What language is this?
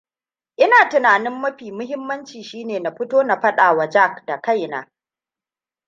Hausa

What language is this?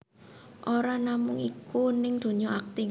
Javanese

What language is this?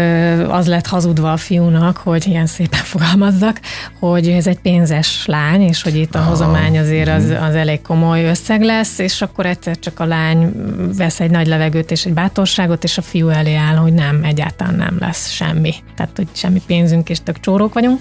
Hungarian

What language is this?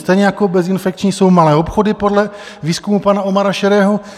Czech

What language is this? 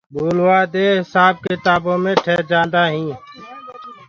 Gurgula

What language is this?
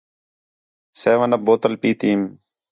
Khetrani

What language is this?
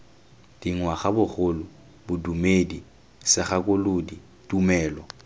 Tswana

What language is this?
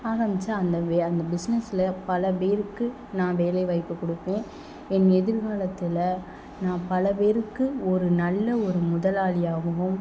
Tamil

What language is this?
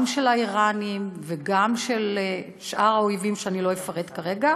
Hebrew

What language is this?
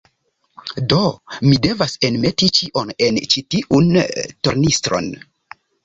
Esperanto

